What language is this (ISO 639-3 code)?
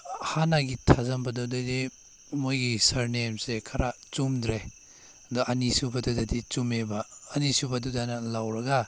mni